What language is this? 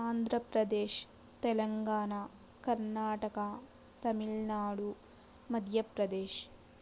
Telugu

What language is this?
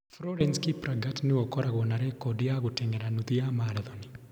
Kikuyu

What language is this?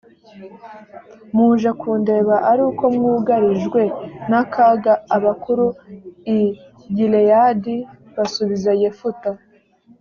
Kinyarwanda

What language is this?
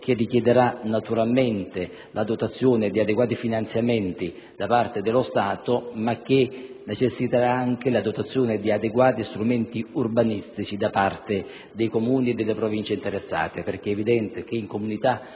Italian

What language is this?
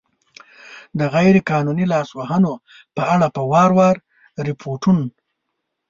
Pashto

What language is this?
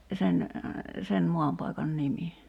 Finnish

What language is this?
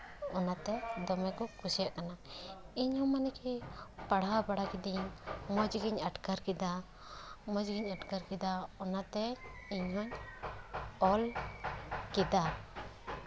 Santali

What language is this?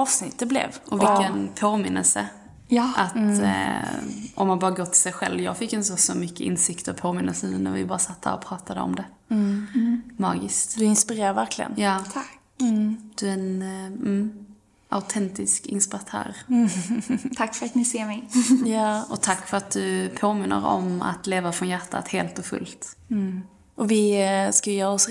Swedish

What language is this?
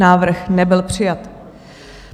Czech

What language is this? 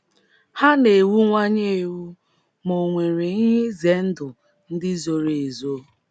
Igbo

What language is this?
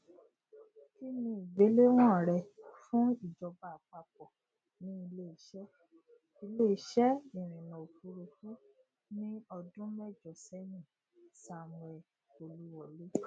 Yoruba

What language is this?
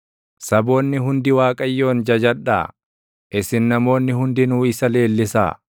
Oromo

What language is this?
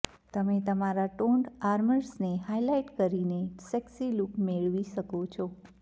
Gujarati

